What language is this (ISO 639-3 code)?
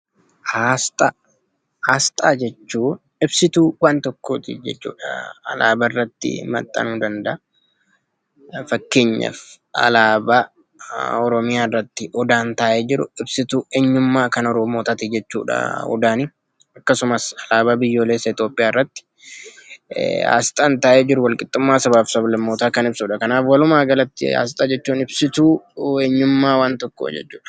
orm